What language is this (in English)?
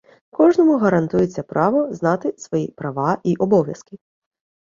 Ukrainian